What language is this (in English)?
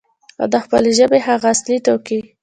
Pashto